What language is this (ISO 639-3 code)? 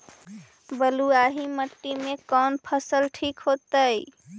mag